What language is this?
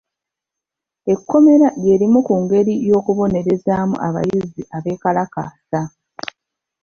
Ganda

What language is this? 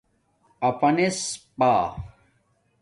Domaaki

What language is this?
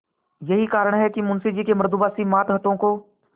Hindi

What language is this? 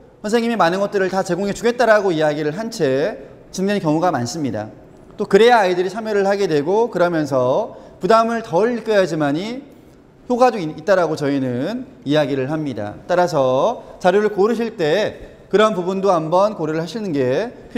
Korean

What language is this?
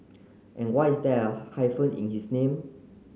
English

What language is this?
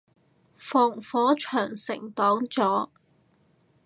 Cantonese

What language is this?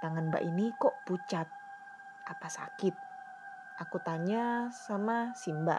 Indonesian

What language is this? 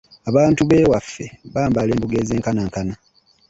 Ganda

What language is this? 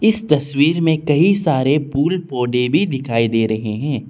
Hindi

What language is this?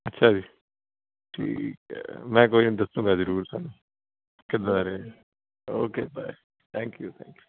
Punjabi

